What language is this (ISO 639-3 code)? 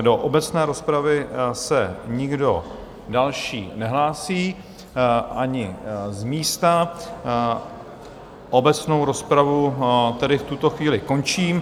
ces